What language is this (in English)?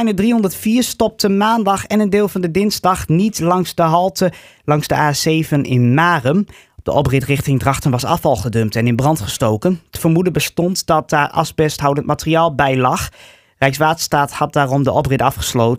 Dutch